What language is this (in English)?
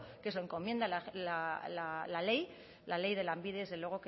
Spanish